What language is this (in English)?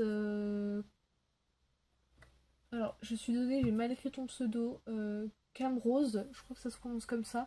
French